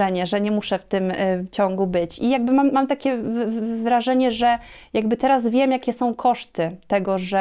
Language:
Polish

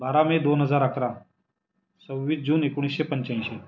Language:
Marathi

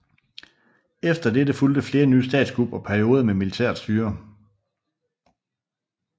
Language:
Danish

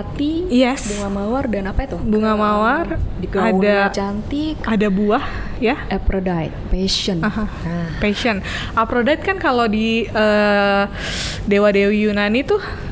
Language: Indonesian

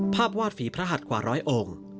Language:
Thai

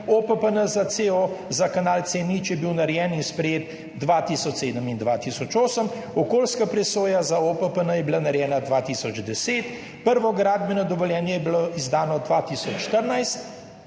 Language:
Slovenian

